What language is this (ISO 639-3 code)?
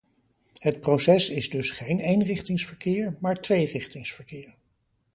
nld